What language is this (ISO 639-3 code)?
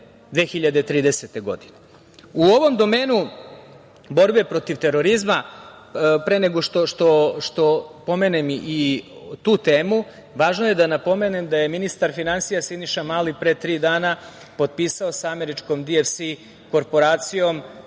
srp